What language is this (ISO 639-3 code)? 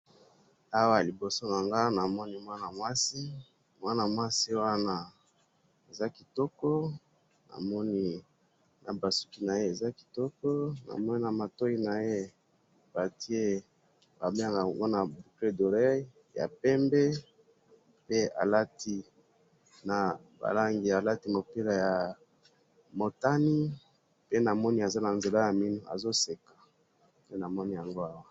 lin